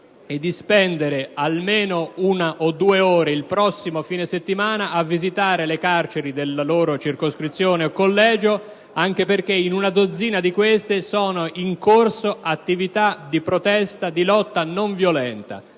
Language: Italian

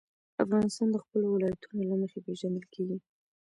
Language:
Pashto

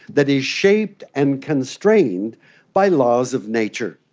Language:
English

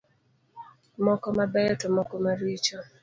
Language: Luo (Kenya and Tanzania)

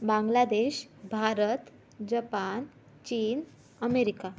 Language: Marathi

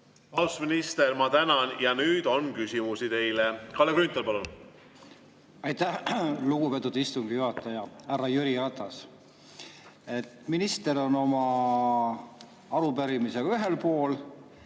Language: Estonian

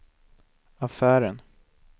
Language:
Swedish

